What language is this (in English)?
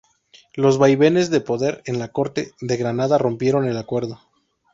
Spanish